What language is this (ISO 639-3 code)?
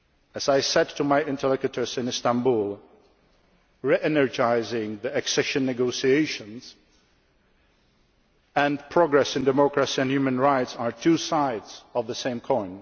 eng